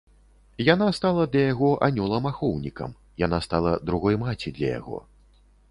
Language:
Belarusian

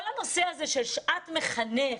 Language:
Hebrew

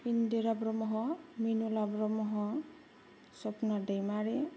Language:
Bodo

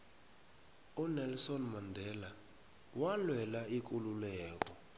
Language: South Ndebele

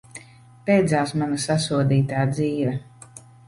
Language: Latvian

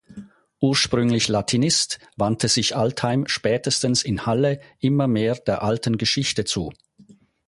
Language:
German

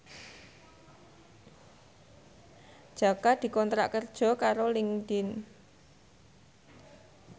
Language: Javanese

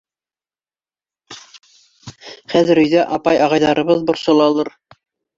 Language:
Bashkir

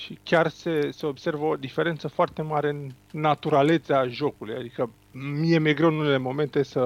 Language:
Romanian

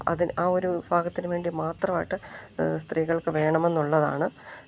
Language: Malayalam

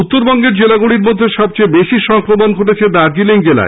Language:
Bangla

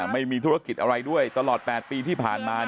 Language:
Thai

